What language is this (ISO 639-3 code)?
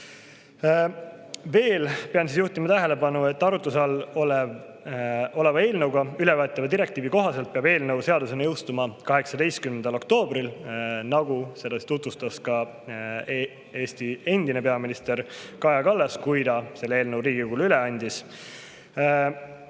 est